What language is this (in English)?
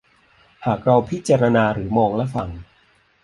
Thai